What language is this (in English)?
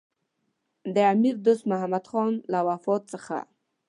Pashto